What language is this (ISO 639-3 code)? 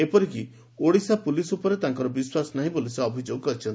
ori